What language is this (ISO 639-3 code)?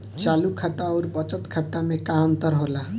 bho